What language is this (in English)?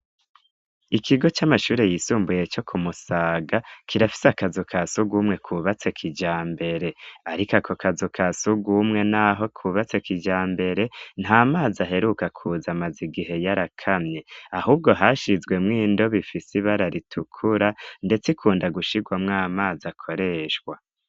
Rundi